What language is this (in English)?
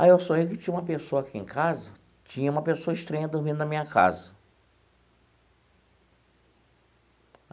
Portuguese